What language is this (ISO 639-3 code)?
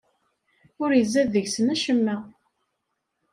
kab